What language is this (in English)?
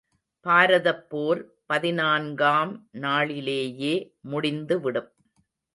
Tamil